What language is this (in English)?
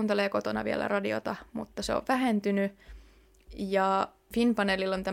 Finnish